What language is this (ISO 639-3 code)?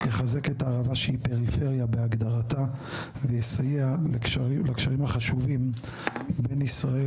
heb